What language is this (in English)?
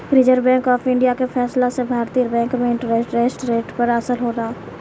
Bhojpuri